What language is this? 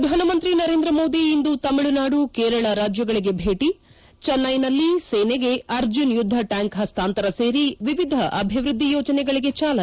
Kannada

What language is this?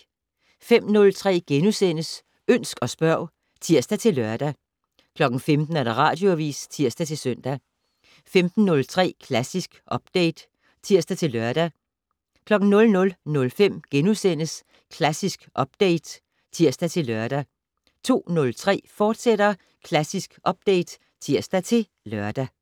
Danish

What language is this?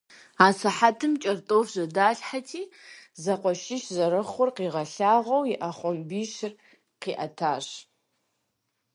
Kabardian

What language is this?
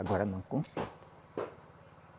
Portuguese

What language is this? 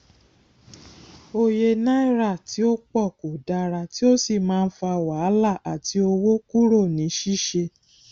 Yoruba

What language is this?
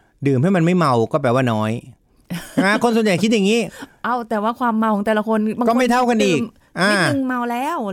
Thai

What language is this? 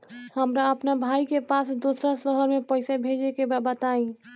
Bhojpuri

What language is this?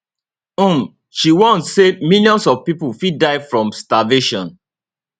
Nigerian Pidgin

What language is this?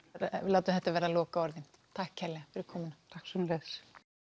Icelandic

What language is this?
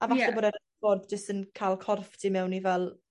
Welsh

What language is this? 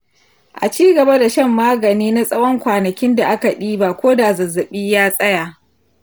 Hausa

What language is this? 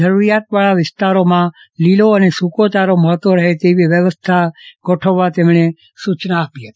Gujarati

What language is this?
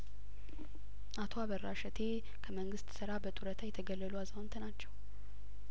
Amharic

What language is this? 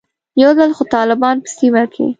Pashto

